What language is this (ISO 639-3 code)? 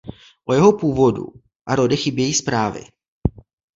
ces